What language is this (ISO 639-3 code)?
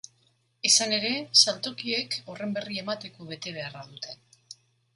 eus